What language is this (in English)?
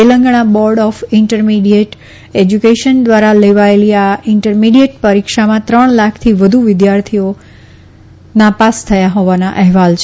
Gujarati